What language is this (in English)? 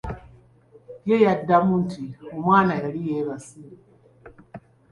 Ganda